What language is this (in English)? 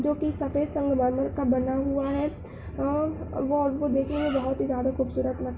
Urdu